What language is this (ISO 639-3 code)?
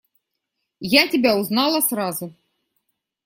rus